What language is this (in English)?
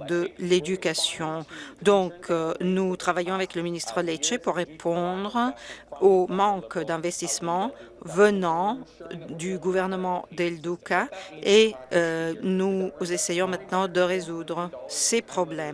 French